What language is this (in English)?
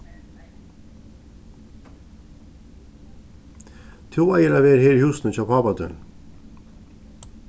Faroese